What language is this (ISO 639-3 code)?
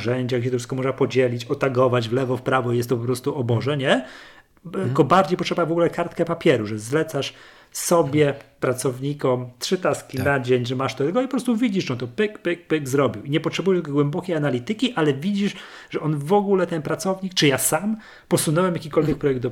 pol